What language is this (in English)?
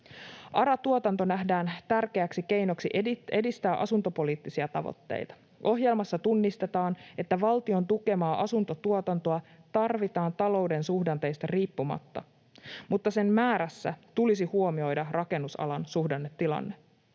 Finnish